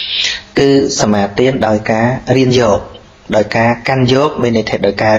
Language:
Vietnamese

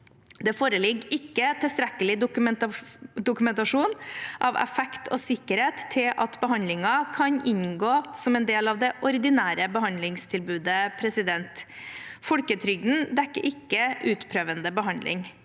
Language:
Norwegian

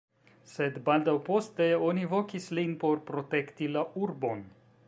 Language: Esperanto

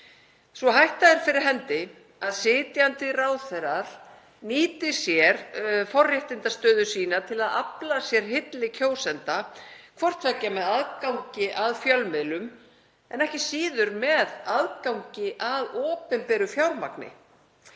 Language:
Icelandic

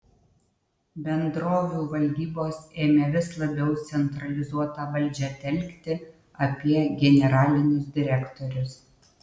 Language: Lithuanian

